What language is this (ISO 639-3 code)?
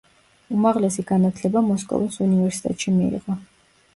kat